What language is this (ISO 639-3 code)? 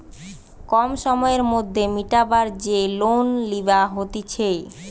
ben